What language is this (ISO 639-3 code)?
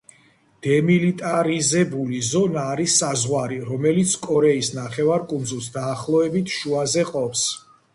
kat